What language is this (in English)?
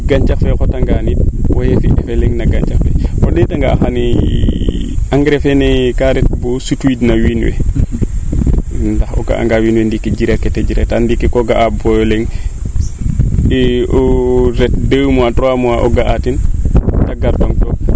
Serer